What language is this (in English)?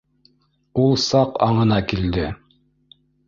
Bashkir